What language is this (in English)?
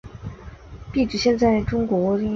Chinese